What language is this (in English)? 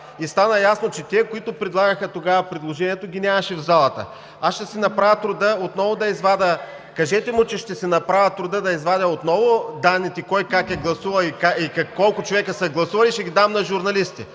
Bulgarian